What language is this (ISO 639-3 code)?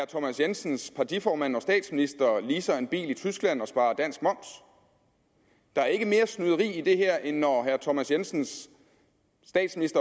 dan